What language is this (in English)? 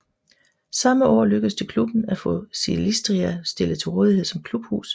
Danish